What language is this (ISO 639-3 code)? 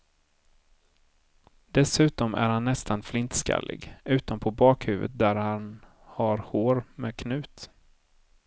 swe